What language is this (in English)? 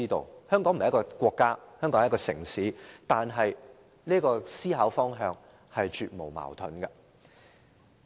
Cantonese